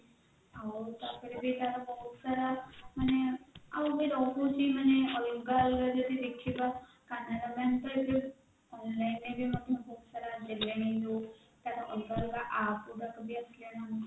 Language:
Odia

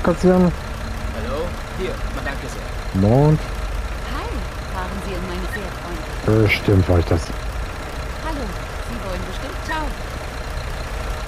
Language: German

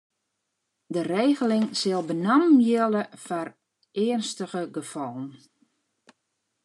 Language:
Western Frisian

